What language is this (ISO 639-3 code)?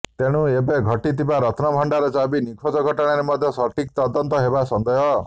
ori